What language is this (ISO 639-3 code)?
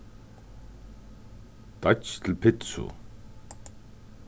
fao